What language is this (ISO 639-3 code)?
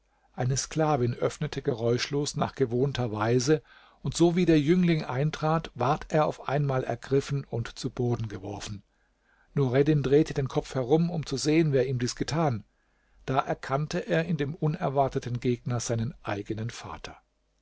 deu